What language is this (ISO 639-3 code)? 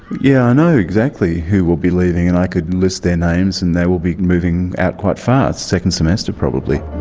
eng